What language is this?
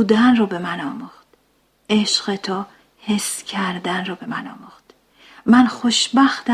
Persian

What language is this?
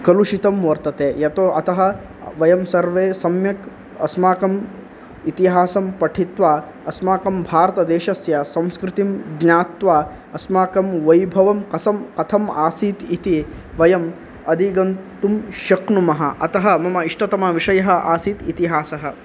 Sanskrit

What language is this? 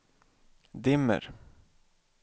Swedish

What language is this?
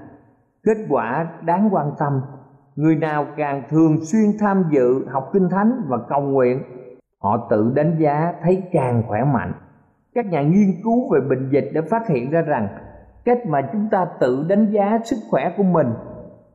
Vietnamese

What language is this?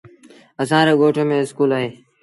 Sindhi Bhil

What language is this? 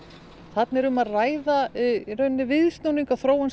Icelandic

